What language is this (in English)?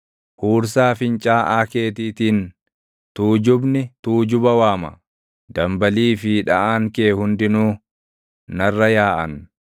Oromo